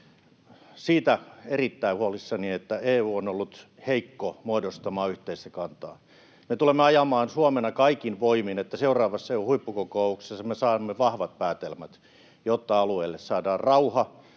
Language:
Finnish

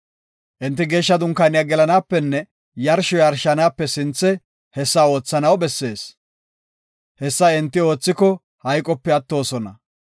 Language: Gofa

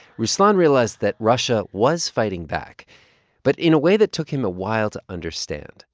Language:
English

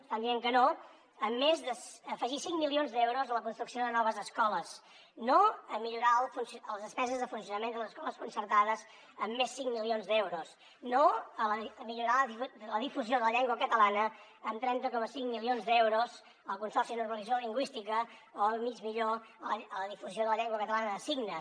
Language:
Catalan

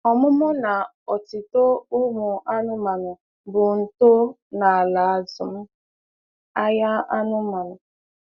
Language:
Igbo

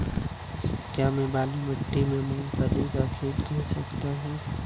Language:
Hindi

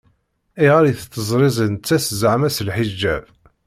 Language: Kabyle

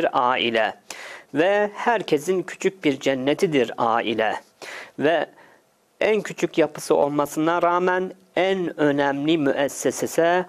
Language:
Turkish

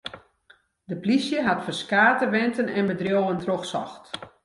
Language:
Western Frisian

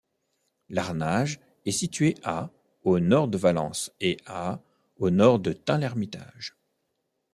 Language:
French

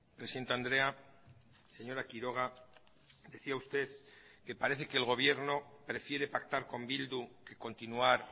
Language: Spanish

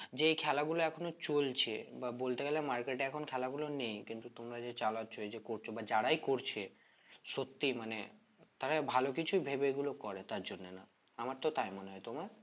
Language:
Bangla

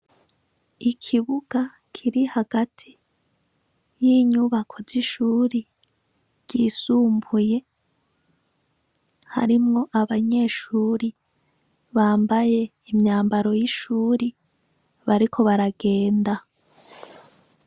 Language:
Rundi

